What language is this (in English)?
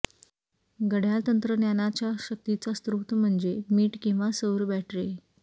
Marathi